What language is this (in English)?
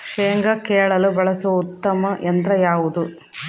Kannada